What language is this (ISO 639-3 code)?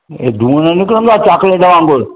snd